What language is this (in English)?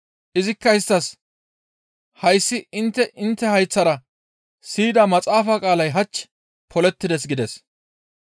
Gamo